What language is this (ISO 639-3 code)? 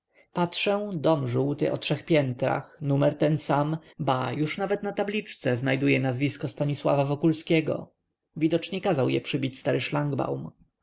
pol